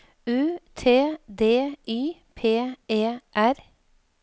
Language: Norwegian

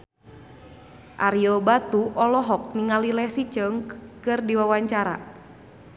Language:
Sundanese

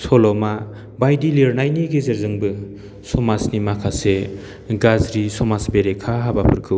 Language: Bodo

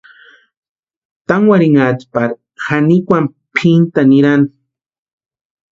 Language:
Western Highland Purepecha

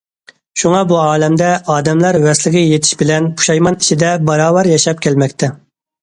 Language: Uyghur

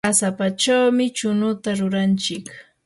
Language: Yanahuanca Pasco Quechua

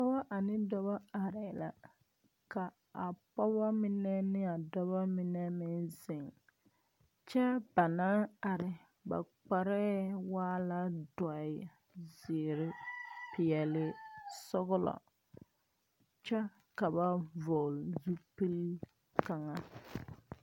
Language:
Southern Dagaare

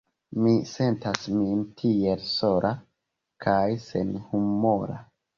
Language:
Esperanto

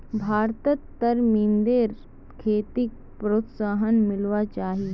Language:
Magahi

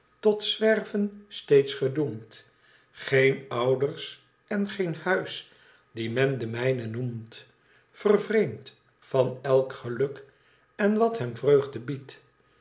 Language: Dutch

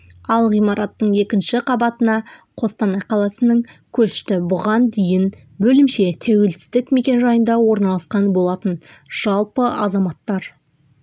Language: Kazakh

